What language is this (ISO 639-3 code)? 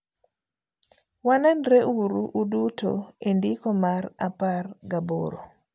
luo